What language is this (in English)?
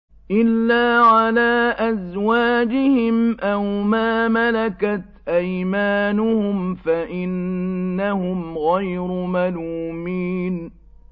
Arabic